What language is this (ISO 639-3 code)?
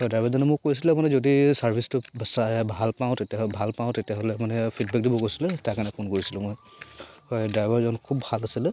asm